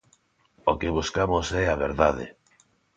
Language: Galician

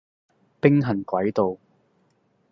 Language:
Cantonese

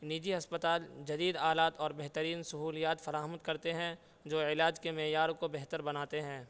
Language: Urdu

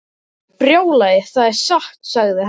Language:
Icelandic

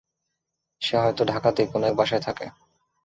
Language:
Bangla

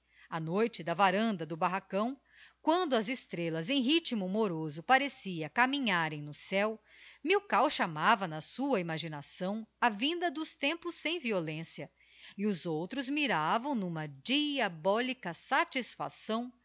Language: Portuguese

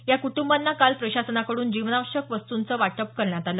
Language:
Marathi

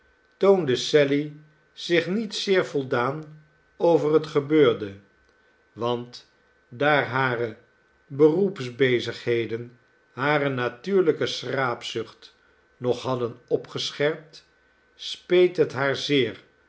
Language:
Dutch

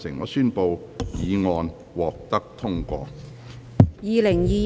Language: Cantonese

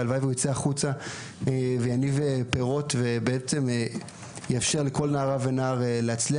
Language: Hebrew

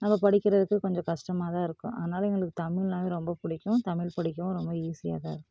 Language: Tamil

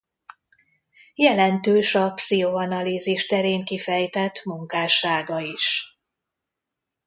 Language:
Hungarian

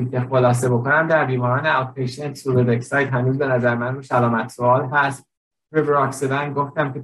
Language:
Persian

